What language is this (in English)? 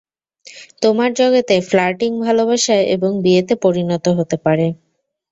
Bangla